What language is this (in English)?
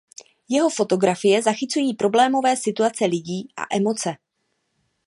Czech